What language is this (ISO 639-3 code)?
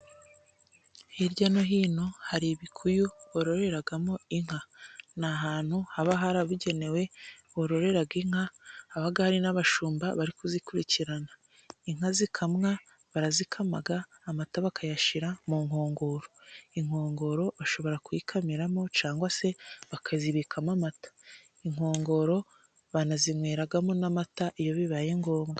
kin